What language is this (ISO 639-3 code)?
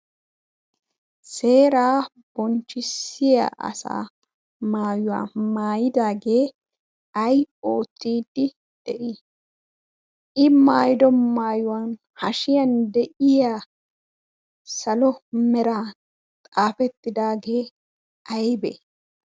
wal